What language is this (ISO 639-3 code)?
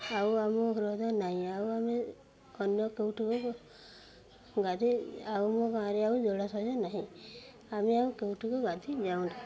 ori